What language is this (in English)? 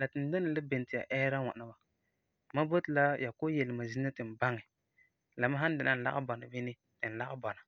Frafra